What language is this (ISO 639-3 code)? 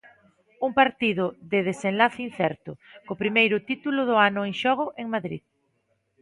glg